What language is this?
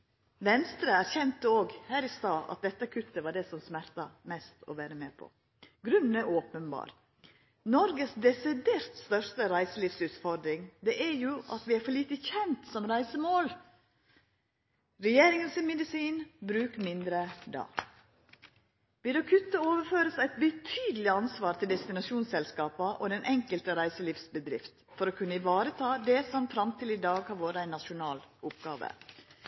Norwegian Nynorsk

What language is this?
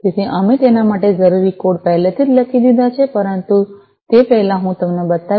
Gujarati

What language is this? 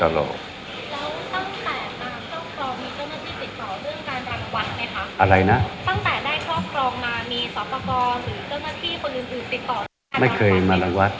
Thai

